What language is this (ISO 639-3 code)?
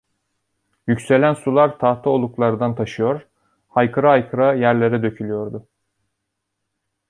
tur